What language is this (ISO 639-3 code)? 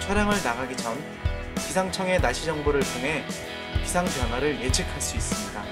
kor